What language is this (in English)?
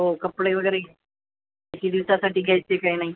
Marathi